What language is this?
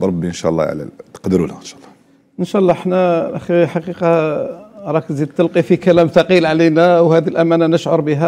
Arabic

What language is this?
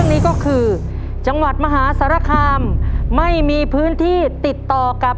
Thai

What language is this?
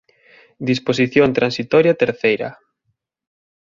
Galician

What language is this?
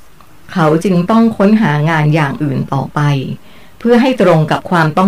Thai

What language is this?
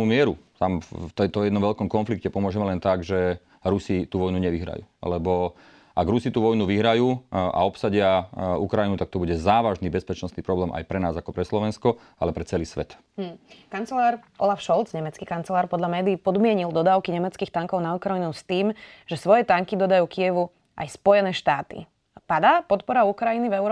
Slovak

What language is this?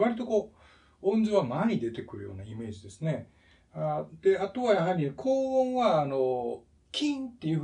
Japanese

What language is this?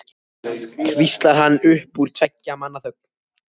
Icelandic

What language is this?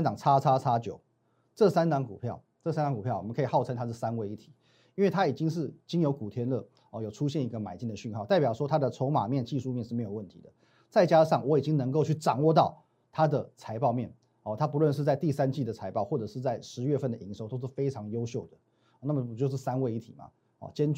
Chinese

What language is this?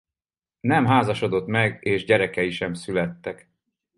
Hungarian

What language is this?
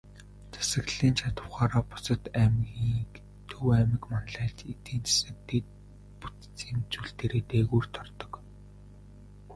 Mongolian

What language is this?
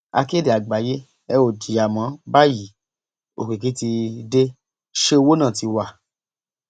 Yoruba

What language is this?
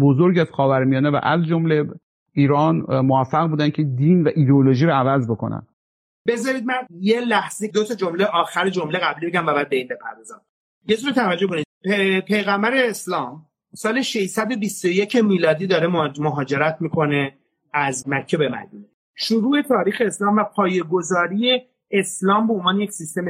Persian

